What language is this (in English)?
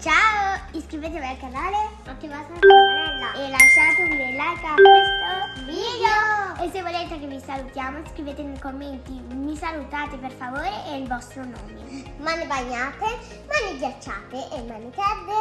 Italian